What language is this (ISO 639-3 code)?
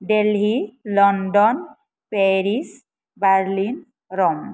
brx